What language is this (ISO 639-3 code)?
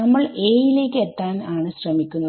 mal